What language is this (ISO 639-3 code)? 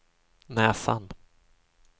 swe